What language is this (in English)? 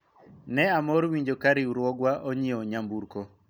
Luo (Kenya and Tanzania)